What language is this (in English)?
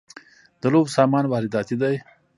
Pashto